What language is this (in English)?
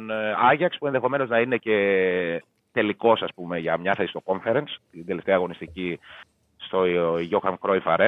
Greek